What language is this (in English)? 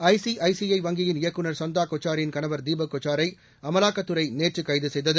Tamil